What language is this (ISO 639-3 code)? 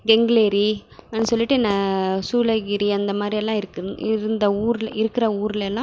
tam